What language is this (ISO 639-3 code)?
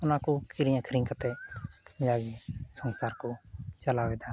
sat